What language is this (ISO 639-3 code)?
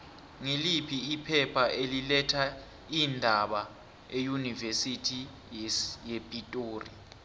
nbl